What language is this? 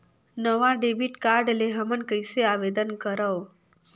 Chhattisgarhi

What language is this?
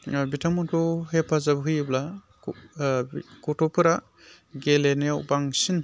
Bodo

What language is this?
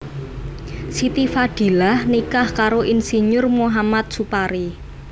Javanese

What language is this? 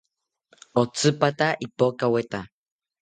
South Ucayali Ashéninka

